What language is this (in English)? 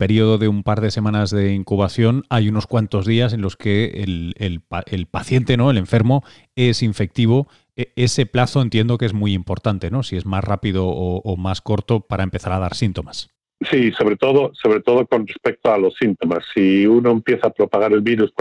Spanish